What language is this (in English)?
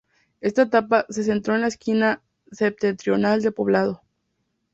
Spanish